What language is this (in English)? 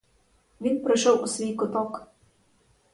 Ukrainian